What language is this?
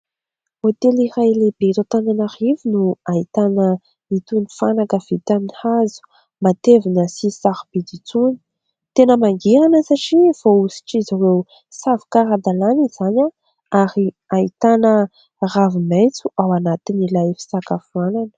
Malagasy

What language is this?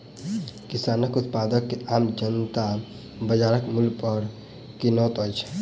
Maithili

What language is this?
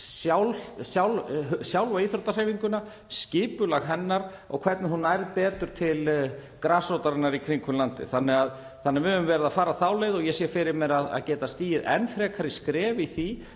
Icelandic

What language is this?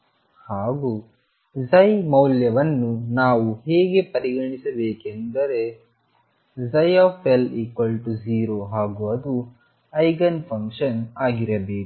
Kannada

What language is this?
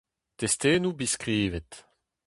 Breton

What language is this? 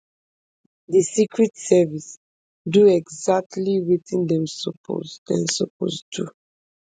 Nigerian Pidgin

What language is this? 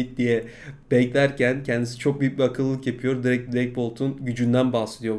Turkish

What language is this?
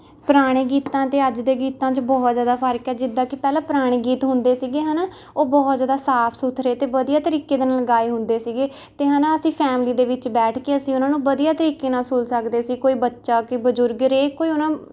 Punjabi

